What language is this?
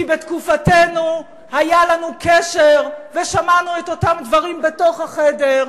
Hebrew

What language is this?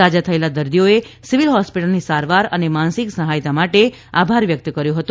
Gujarati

